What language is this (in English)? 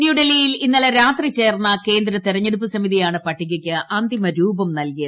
Malayalam